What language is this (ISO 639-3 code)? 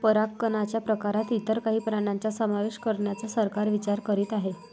mar